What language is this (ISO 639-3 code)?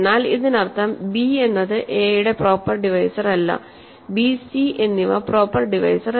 mal